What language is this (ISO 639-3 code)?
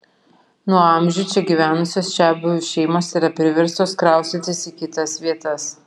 lit